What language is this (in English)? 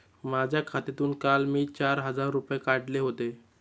Marathi